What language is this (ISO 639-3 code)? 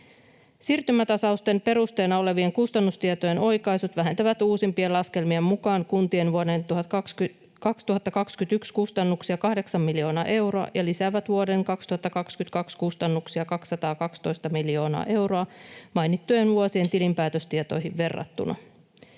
fin